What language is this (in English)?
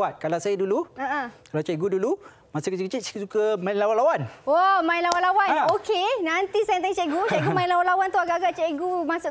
Malay